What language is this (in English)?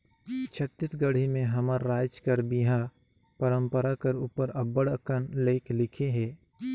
Chhattisgarhi